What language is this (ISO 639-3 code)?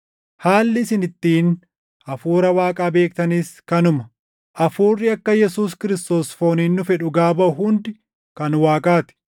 orm